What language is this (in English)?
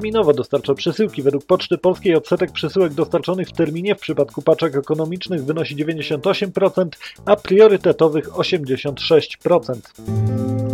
Polish